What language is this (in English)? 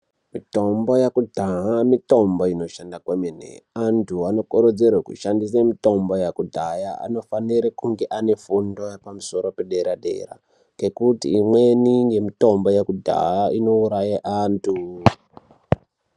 Ndau